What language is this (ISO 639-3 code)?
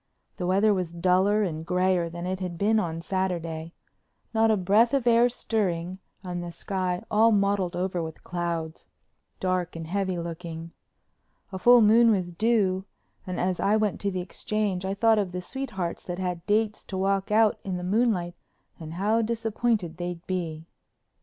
eng